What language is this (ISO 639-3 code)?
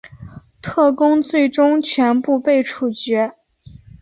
zho